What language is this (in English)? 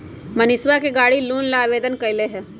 Magahi